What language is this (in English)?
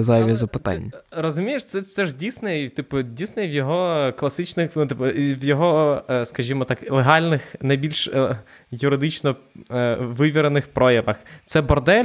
Ukrainian